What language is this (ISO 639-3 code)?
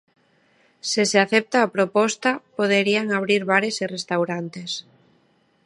glg